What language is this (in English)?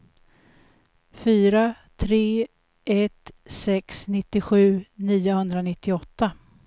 Swedish